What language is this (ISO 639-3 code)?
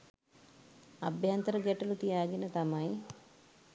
sin